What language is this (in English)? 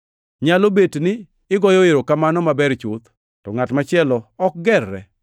Luo (Kenya and Tanzania)